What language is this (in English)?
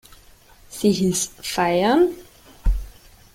German